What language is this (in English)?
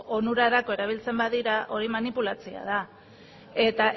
Basque